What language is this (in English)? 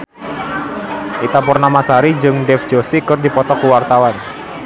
Sundanese